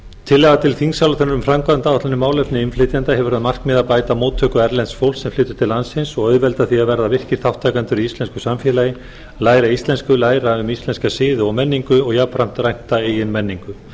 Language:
Icelandic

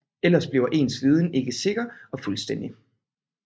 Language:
Danish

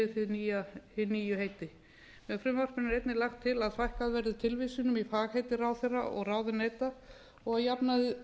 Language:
Icelandic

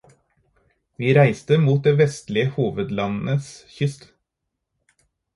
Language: Norwegian Bokmål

